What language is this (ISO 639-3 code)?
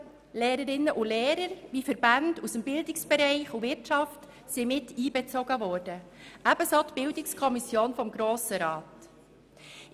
gsw